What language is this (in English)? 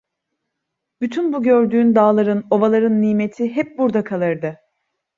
Turkish